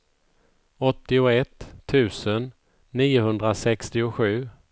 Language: Swedish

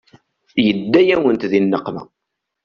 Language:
Kabyle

